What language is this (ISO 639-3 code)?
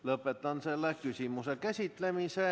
est